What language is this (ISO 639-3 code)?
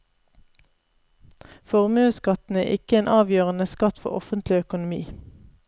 nor